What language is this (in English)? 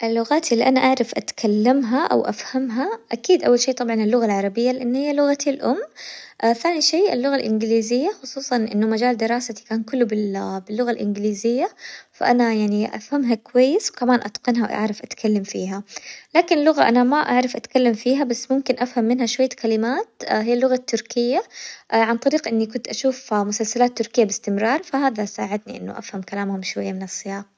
Hijazi Arabic